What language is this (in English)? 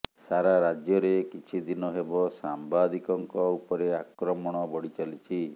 Odia